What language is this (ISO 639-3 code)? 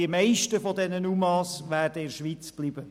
gsw